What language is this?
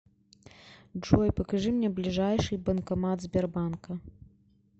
Russian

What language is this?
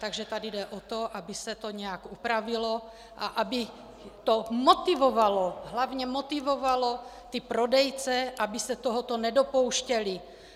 Czech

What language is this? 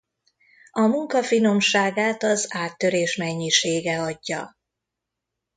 Hungarian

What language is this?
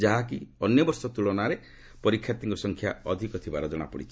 Odia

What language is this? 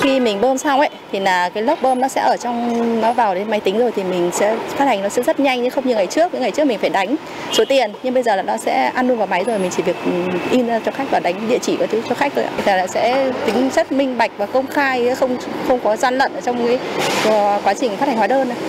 Vietnamese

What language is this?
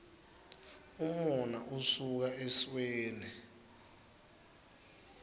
Swati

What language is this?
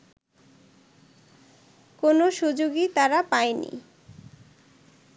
Bangla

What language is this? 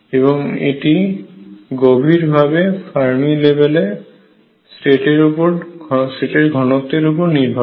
Bangla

